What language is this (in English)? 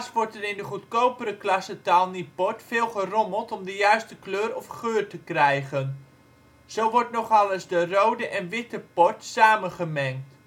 Dutch